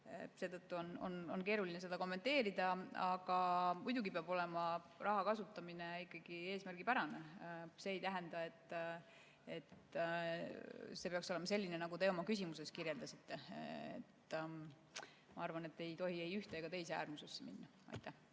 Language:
Estonian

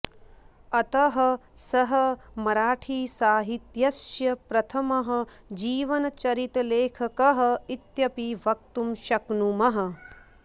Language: Sanskrit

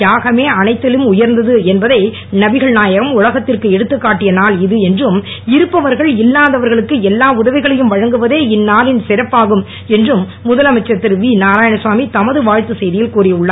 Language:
Tamil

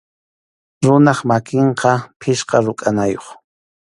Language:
Arequipa-La Unión Quechua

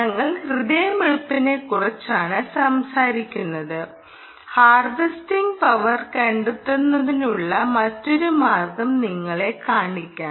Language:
Malayalam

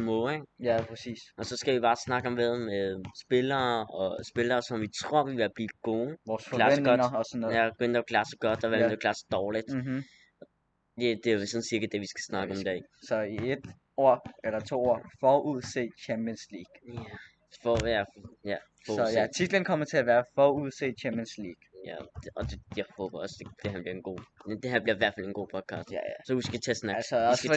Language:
Danish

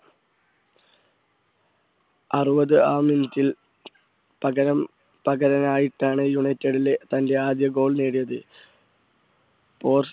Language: Malayalam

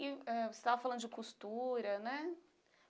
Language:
Portuguese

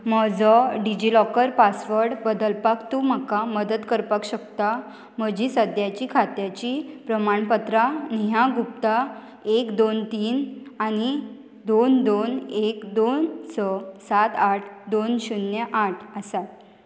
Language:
Konkani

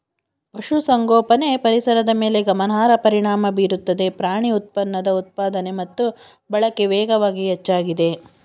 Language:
Kannada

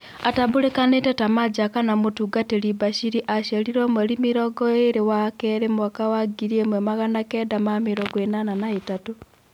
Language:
Kikuyu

